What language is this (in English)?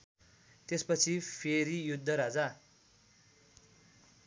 Nepali